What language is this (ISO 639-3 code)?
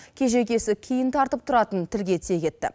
kaz